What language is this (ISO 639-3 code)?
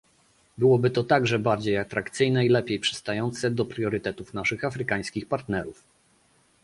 pol